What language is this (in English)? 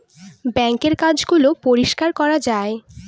Bangla